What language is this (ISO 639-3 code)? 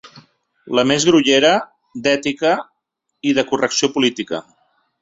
cat